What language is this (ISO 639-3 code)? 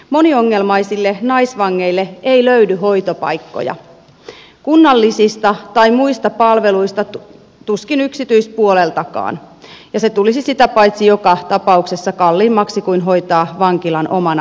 fin